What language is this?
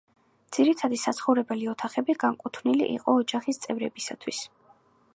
Georgian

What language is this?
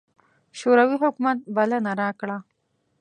Pashto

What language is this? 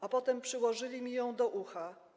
Polish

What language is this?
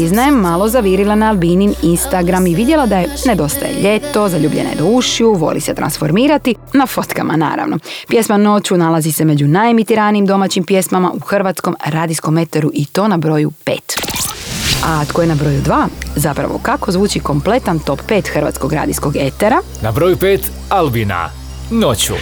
Croatian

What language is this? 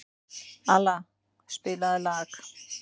Icelandic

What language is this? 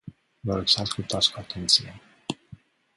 Romanian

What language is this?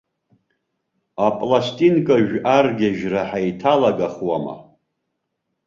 Abkhazian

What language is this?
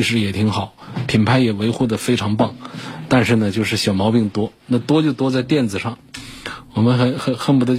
Chinese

